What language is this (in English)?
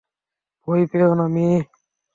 Bangla